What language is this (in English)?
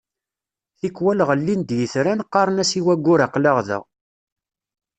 Kabyle